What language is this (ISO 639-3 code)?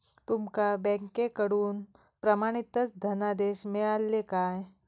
mar